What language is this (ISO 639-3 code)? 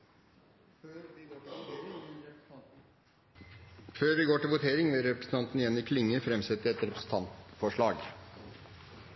nno